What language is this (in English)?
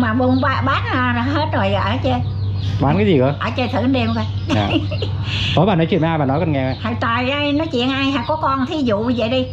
Vietnamese